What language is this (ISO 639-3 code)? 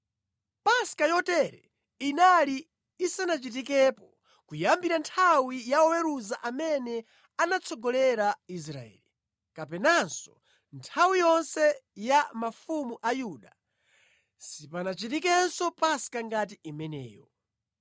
nya